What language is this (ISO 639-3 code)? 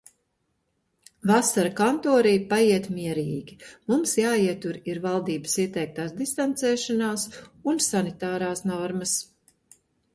lav